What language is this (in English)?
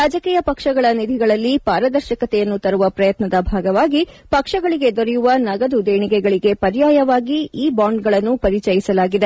Kannada